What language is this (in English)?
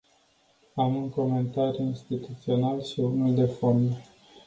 Romanian